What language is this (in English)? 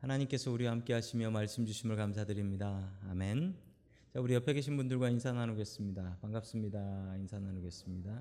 Korean